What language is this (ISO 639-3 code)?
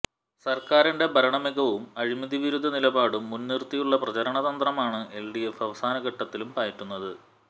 mal